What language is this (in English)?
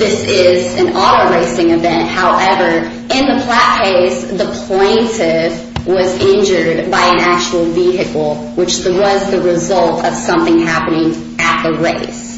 English